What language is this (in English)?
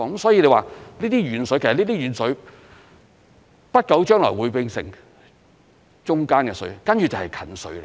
Cantonese